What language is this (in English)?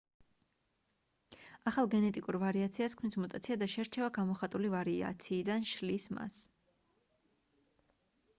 Georgian